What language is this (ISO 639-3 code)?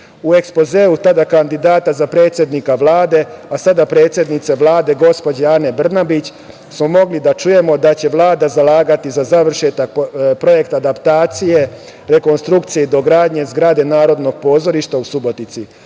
srp